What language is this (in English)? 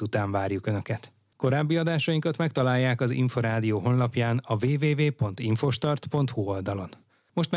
Hungarian